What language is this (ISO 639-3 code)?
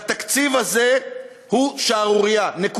heb